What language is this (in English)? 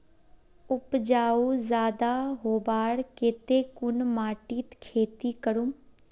Magahi